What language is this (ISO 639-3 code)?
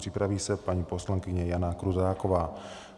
ces